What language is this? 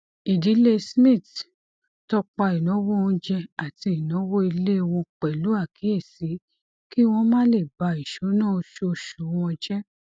Yoruba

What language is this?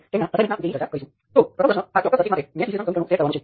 Gujarati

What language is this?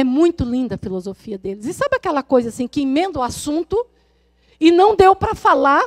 Portuguese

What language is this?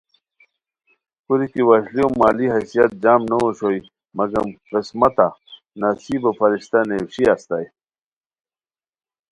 Khowar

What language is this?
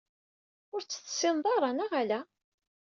Kabyle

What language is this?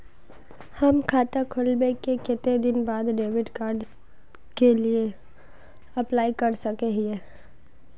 Magahi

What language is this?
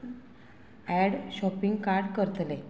Konkani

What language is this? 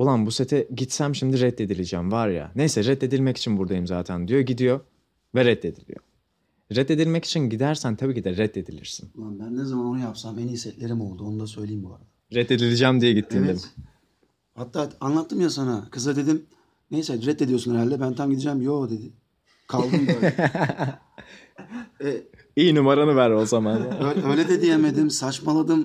Turkish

